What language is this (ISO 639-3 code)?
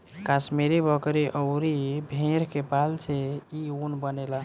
bho